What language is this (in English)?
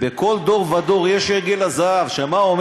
Hebrew